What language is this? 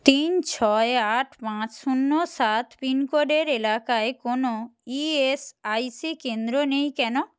Bangla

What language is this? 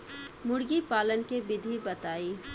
Bhojpuri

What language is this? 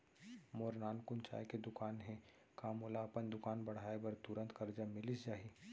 Chhattisgarhi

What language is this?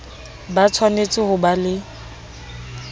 Southern Sotho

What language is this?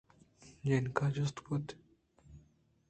Eastern Balochi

